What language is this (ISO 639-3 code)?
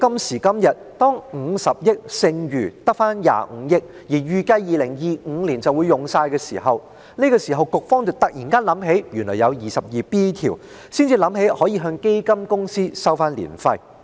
yue